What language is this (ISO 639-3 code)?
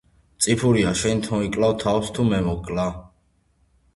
kat